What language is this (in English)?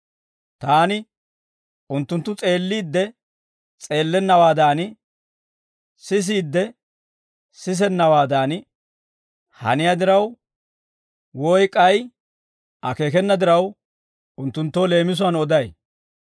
Dawro